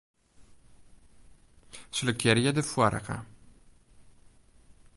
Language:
Western Frisian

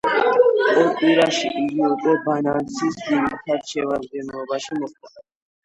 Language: Georgian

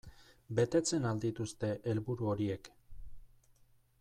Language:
Basque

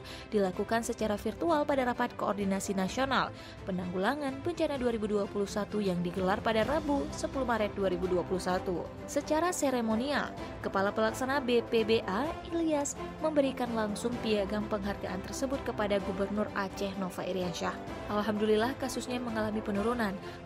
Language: Indonesian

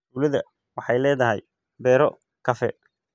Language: Somali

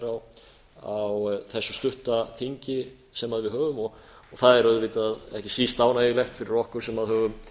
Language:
Icelandic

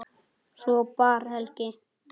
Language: Icelandic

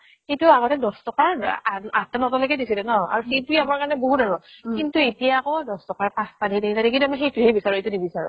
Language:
Assamese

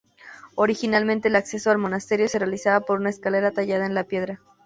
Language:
Spanish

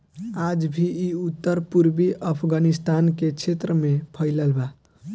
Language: Bhojpuri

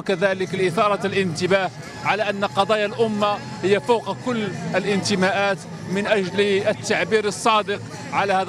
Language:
Arabic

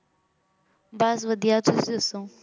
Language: Punjabi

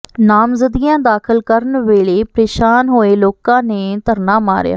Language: Punjabi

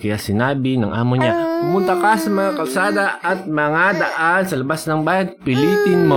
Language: Filipino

